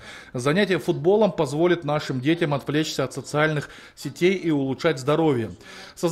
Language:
Russian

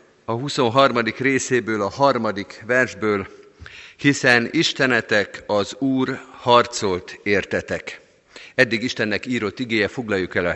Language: Hungarian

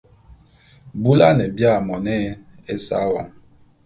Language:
Bulu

